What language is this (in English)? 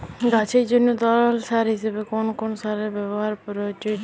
Bangla